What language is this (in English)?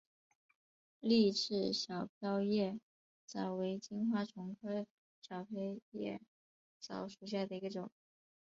Chinese